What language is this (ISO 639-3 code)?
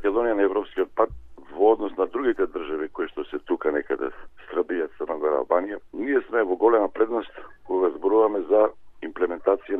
bul